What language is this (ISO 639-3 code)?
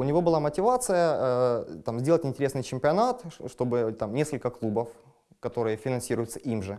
rus